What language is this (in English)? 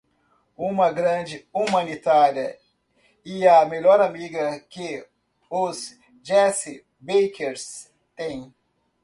Portuguese